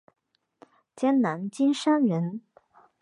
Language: Chinese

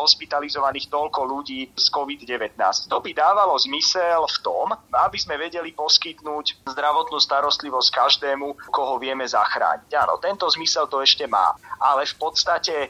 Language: Slovak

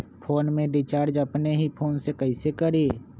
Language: Magahi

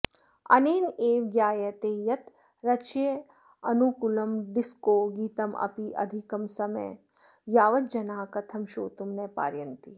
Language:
Sanskrit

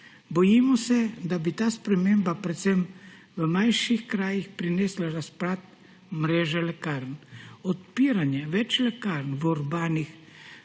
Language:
Slovenian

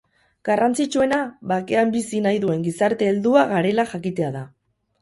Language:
Basque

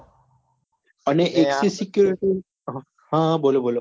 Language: Gujarati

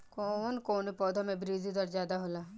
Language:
Bhojpuri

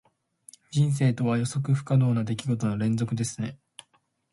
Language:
Japanese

